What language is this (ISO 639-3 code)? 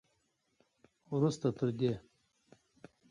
pus